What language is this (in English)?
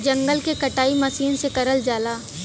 Bhojpuri